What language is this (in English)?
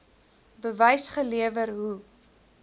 Afrikaans